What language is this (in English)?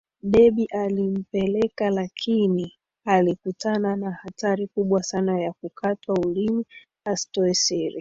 Swahili